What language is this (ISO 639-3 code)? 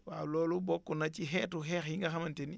wol